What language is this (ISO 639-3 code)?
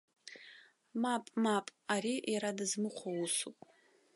abk